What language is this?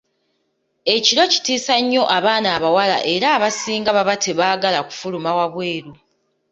Ganda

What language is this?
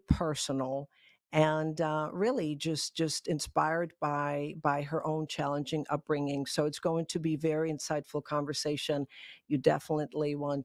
English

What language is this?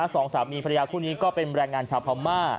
Thai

